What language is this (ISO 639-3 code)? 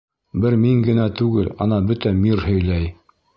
bak